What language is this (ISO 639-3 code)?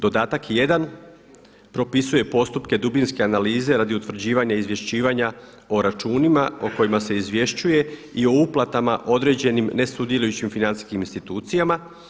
hrv